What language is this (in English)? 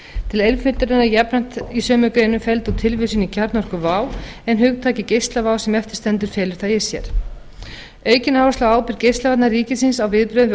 Icelandic